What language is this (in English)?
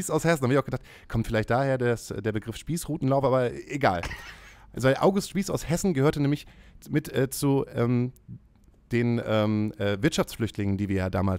German